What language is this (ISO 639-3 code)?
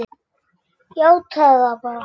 isl